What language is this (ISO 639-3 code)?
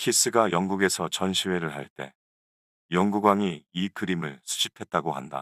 kor